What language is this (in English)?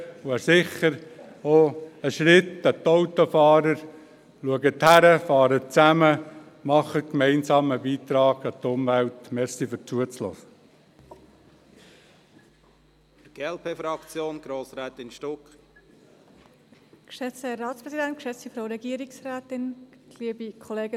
Swiss German